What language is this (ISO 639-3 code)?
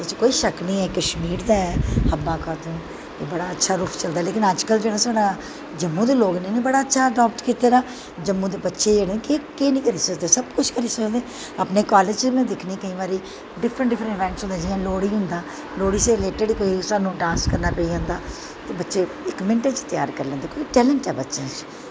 doi